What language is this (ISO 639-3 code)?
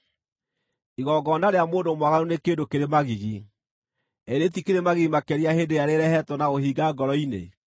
kik